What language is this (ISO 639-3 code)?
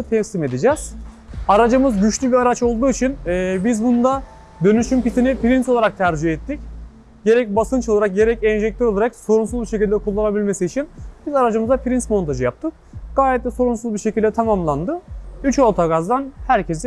tur